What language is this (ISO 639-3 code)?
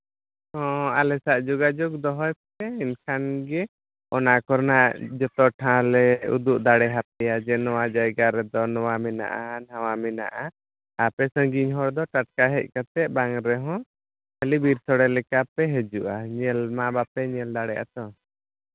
sat